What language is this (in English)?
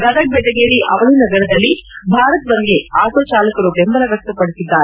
Kannada